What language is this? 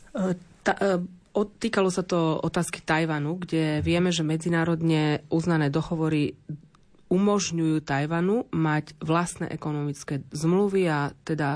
Slovak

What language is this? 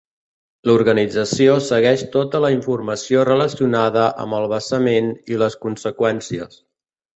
Catalan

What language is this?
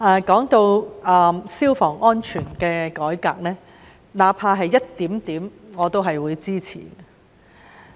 Cantonese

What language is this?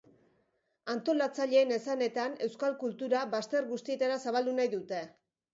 Basque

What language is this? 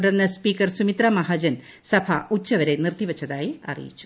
Malayalam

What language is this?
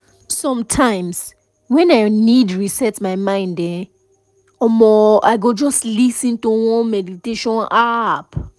Nigerian Pidgin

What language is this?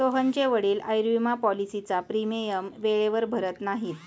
Marathi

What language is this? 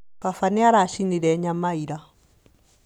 Kikuyu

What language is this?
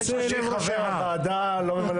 Hebrew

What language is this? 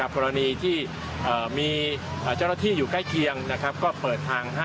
Thai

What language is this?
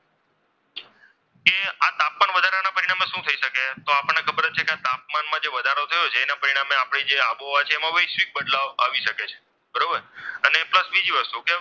Gujarati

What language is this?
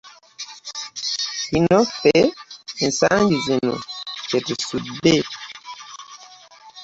Ganda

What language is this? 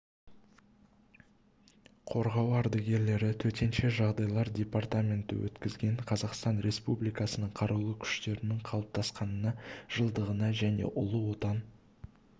Kazakh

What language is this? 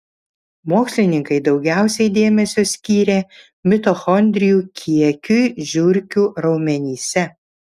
Lithuanian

